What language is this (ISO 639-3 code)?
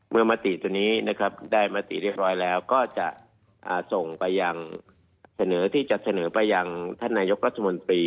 tha